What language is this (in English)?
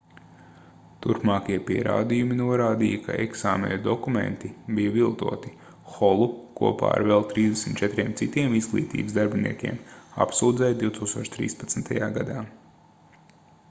Latvian